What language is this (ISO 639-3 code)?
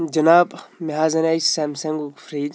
kas